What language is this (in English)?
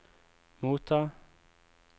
Norwegian